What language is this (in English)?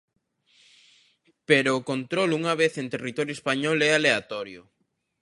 Galician